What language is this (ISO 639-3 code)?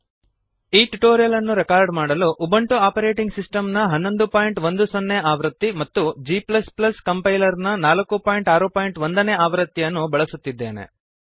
kan